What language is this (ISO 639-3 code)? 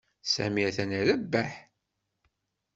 kab